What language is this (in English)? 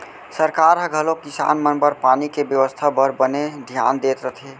Chhattisgarhi